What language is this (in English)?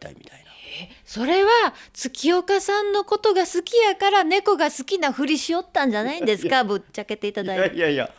Japanese